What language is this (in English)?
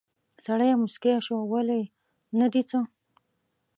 Pashto